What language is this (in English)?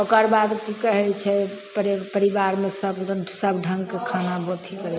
Maithili